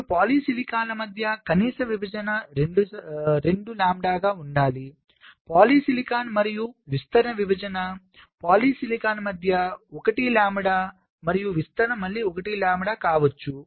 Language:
Telugu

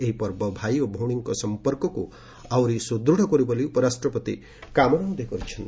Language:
Odia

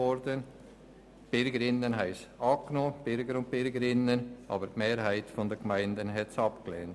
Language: Swiss German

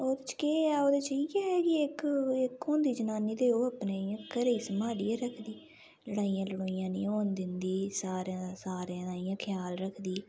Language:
Dogri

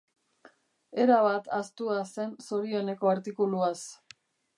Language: Basque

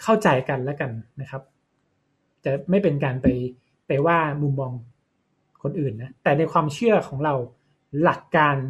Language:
Thai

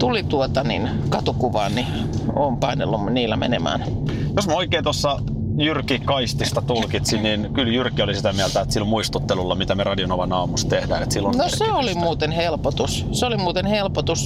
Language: Finnish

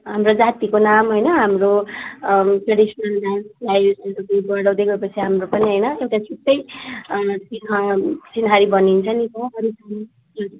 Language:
Nepali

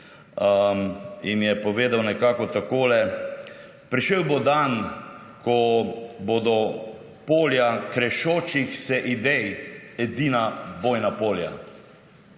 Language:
Slovenian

